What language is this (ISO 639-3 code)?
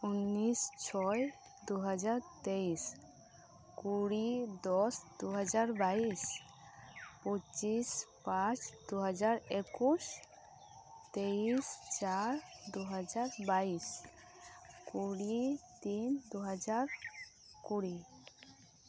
sat